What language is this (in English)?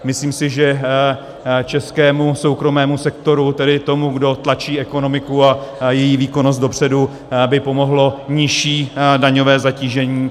Czech